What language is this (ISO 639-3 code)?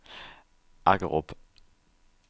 dan